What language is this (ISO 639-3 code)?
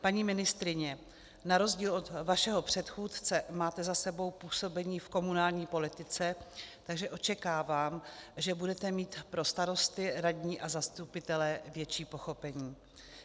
ces